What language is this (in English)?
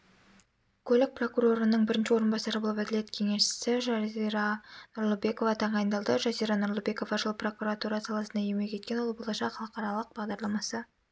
Kazakh